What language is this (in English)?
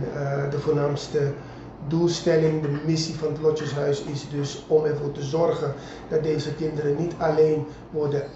Dutch